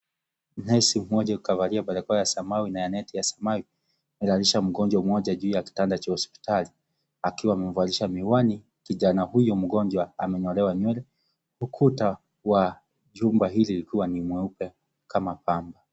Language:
Swahili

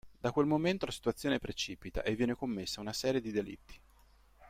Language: Italian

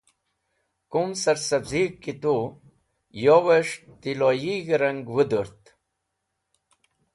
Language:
Wakhi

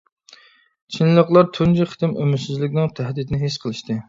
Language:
Uyghur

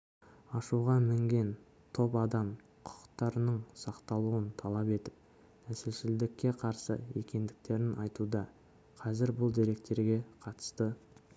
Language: Kazakh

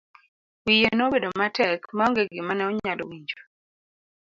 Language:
Luo (Kenya and Tanzania)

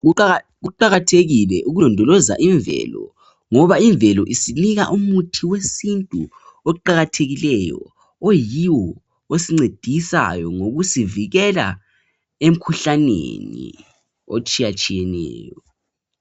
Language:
North Ndebele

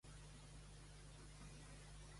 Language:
Catalan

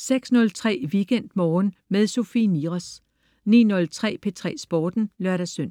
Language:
Danish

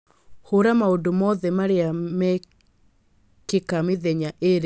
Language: Kikuyu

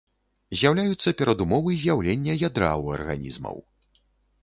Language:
Belarusian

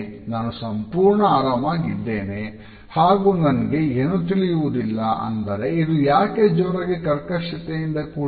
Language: Kannada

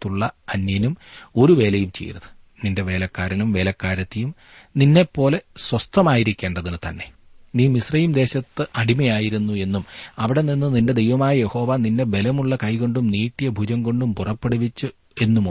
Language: Malayalam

